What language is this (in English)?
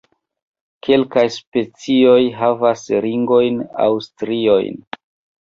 Esperanto